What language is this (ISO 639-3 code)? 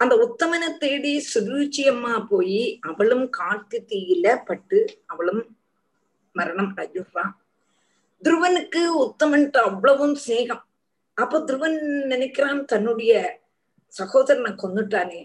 tam